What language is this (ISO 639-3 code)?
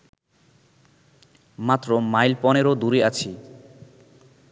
ben